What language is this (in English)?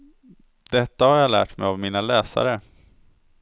Swedish